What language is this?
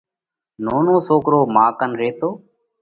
Parkari Koli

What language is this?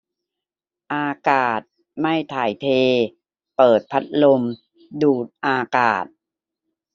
Thai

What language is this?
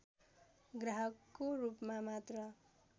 Nepali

